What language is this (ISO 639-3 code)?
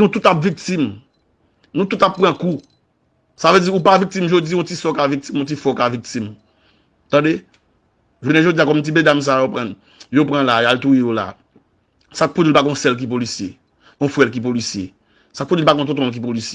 fra